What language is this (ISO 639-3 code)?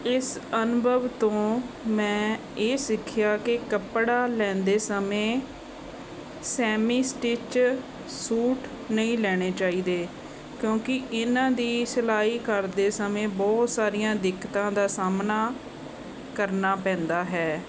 pan